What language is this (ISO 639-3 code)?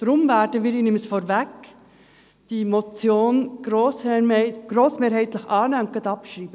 gsw